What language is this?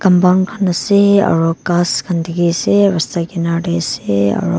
Naga Pidgin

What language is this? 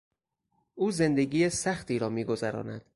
Persian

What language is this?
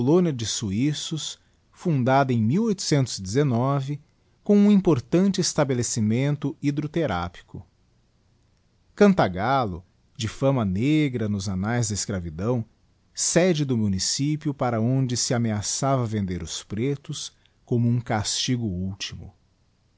Portuguese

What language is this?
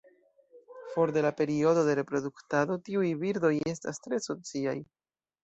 Esperanto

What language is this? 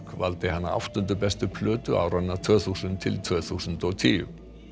Icelandic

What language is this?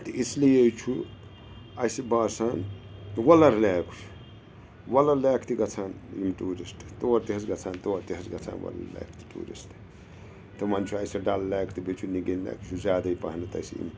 Kashmiri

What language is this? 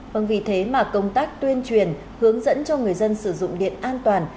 Vietnamese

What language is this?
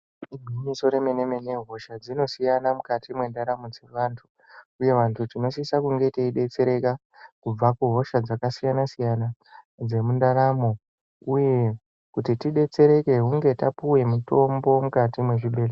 Ndau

